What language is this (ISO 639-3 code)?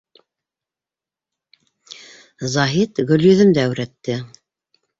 bak